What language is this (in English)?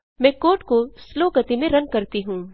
Hindi